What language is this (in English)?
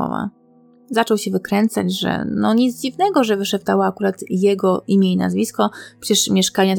Polish